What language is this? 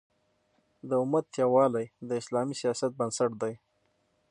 Pashto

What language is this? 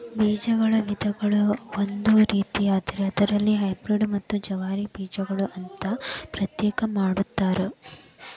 Kannada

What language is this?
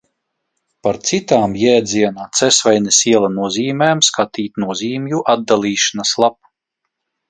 Latvian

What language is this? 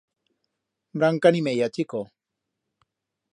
Aragonese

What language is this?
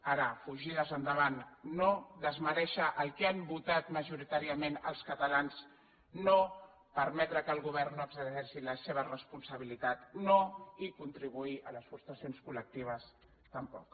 Catalan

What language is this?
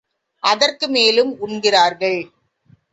Tamil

